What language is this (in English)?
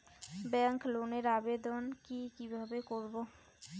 Bangla